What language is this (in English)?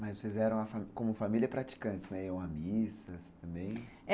Portuguese